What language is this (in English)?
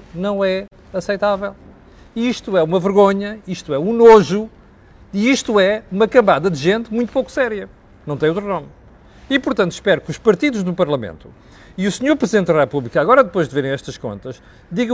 Portuguese